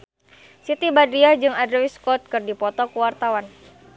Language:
Sundanese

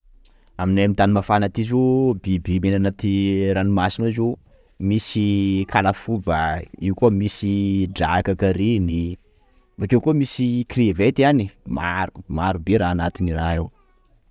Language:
Sakalava Malagasy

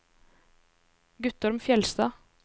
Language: Norwegian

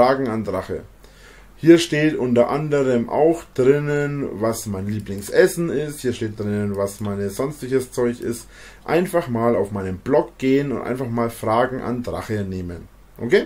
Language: German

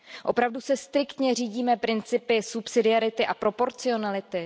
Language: Czech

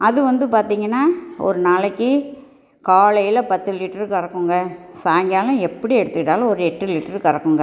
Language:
Tamil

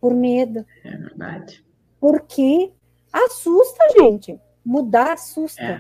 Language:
Portuguese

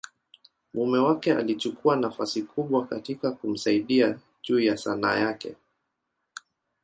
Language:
Swahili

